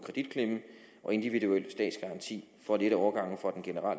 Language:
Danish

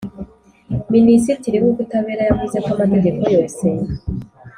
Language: Kinyarwanda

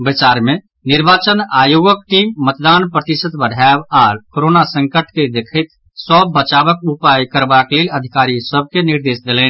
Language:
Maithili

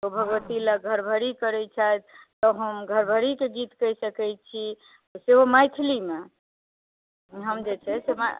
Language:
Maithili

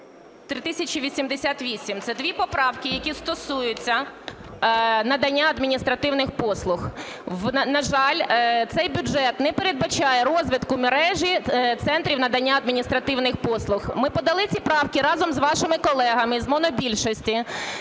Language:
Ukrainian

